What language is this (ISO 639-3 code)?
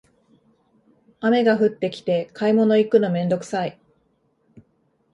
jpn